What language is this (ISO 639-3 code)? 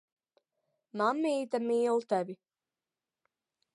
lav